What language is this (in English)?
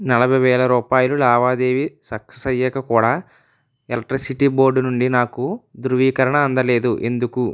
Telugu